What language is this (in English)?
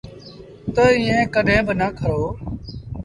Sindhi Bhil